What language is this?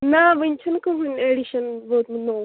Kashmiri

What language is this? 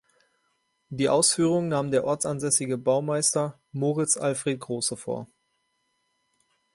German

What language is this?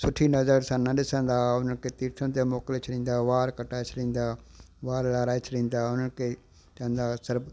Sindhi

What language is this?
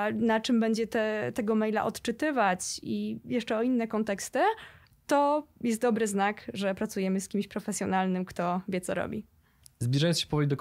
Polish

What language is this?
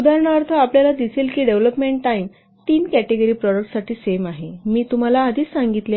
Marathi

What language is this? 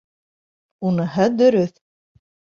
Bashkir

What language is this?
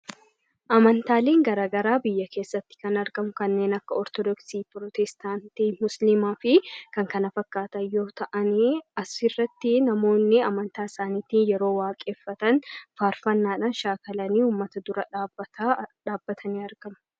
Oromo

